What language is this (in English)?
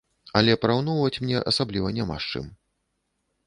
Belarusian